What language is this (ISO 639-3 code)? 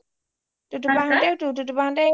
asm